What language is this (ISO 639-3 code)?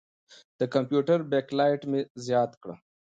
pus